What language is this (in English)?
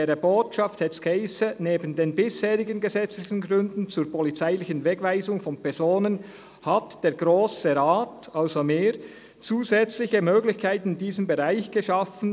Swiss German